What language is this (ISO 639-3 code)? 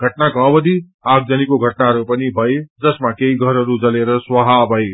nep